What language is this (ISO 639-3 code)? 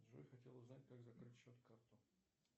rus